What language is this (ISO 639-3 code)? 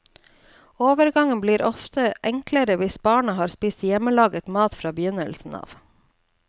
nor